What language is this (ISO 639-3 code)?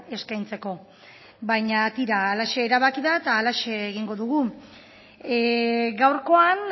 eus